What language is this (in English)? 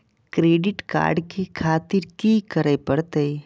Maithili